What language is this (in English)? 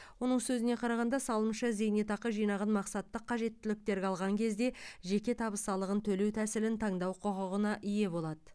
Kazakh